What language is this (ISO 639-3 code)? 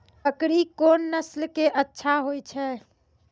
mai